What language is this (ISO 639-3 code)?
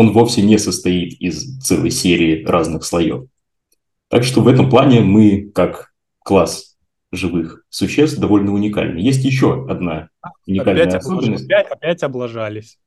rus